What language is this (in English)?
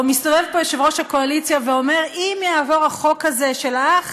Hebrew